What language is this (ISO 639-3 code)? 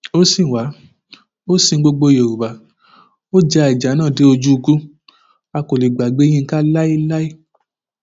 yor